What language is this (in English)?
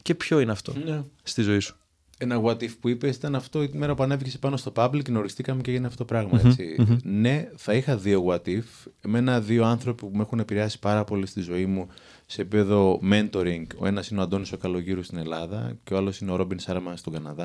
Greek